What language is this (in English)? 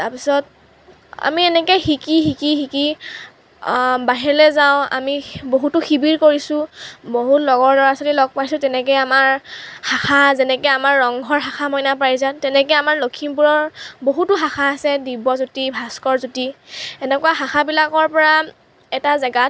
Assamese